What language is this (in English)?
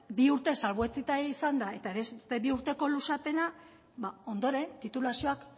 Basque